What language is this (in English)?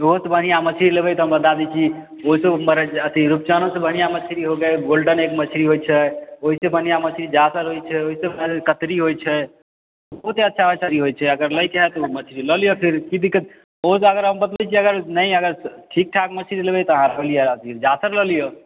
Maithili